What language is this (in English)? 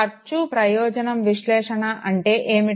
Telugu